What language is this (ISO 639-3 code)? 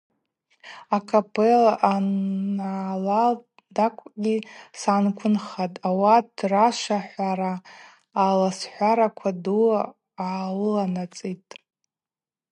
abq